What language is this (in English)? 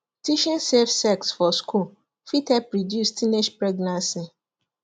Nigerian Pidgin